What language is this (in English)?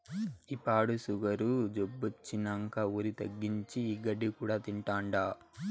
Telugu